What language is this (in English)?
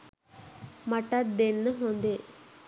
Sinhala